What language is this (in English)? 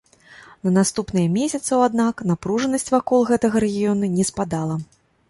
Belarusian